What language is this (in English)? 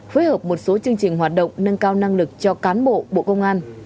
Vietnamese